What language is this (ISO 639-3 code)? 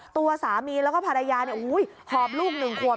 tha